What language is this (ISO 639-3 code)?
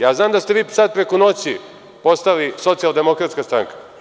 srp